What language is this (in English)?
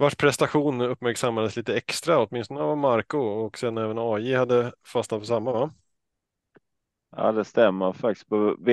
Swedish